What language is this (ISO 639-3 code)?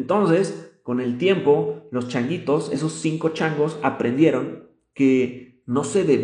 spa